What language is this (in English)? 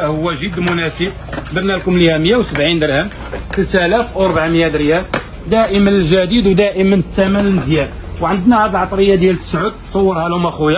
Arabic